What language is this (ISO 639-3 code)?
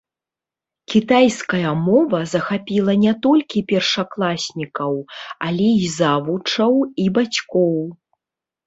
bel